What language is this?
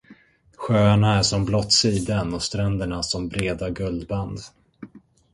Swedish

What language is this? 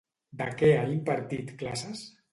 Catalan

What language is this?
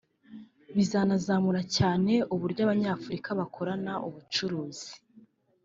Kinyarwanda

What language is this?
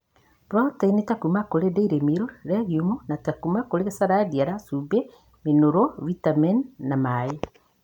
Kikuyu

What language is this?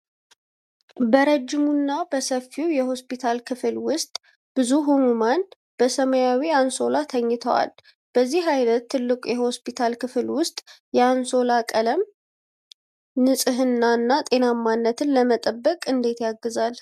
Amharic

